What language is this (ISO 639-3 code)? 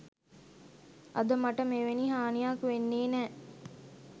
sin